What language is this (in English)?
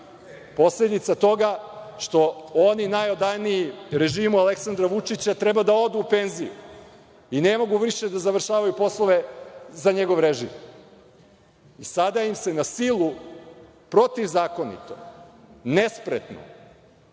Serbian